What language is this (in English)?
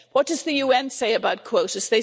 English